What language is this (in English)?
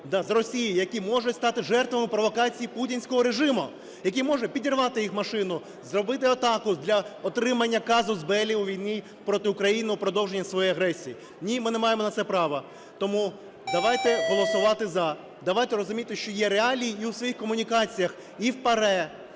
Ukrainian